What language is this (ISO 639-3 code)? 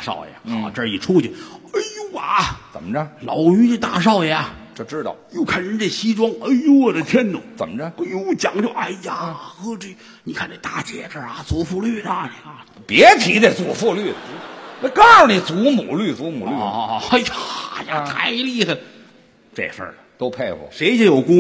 zho